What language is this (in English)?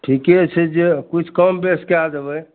Maithili